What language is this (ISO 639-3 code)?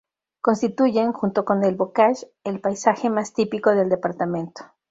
spa